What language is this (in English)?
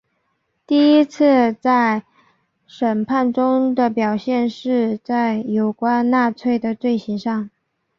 Chinese